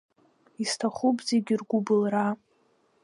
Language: Abkhazian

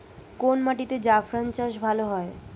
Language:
Bangla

